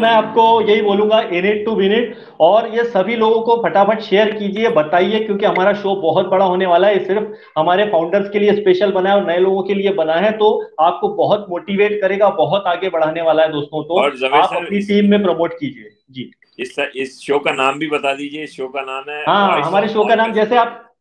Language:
Hindi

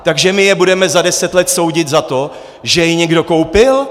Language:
Czech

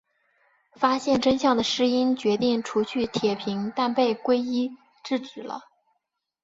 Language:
Chinese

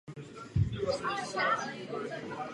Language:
Czech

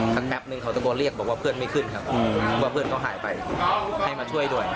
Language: Thai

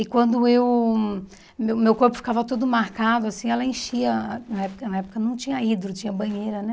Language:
Portuguese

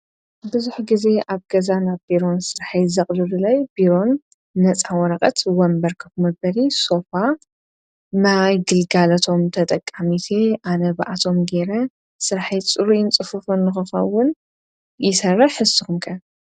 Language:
Tigrinya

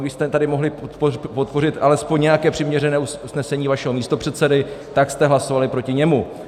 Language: Czech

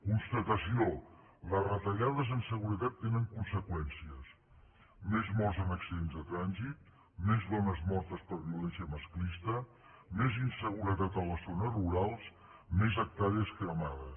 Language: Catalan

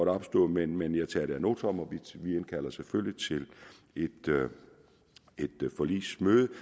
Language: Danish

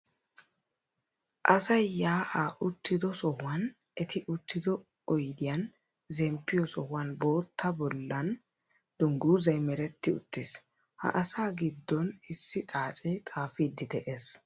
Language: Wolaytta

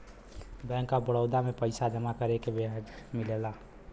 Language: Bhojpuri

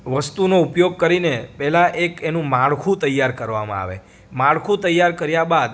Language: Gujarati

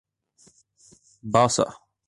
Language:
Urdu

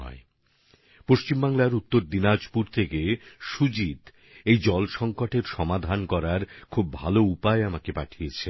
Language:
Bangla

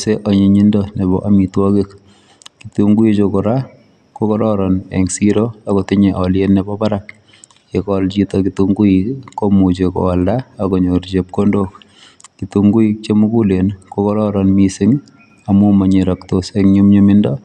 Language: Kalenjin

